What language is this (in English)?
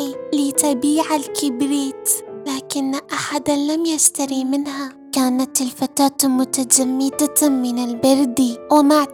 Arabic